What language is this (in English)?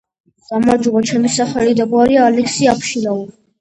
Georgian